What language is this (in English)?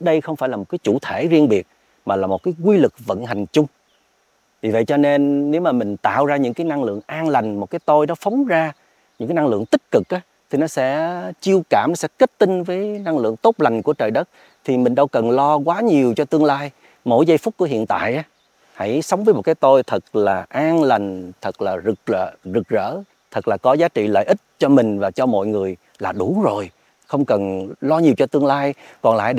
Vietnamese